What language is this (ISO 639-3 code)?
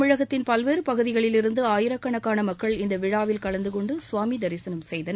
tam